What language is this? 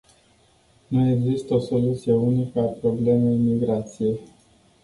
Romanian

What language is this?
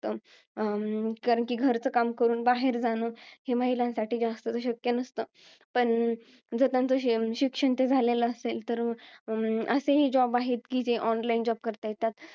Marathi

